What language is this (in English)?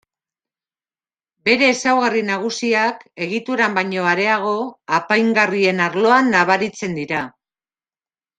Basque